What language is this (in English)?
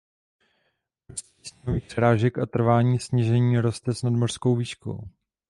Czech